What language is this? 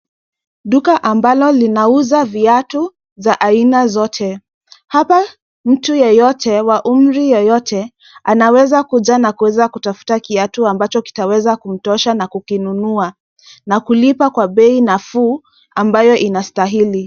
Swahili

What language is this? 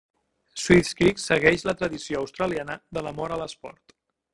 Catalan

